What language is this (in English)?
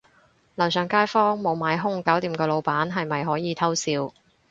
Cantonese